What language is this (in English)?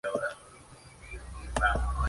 Spanish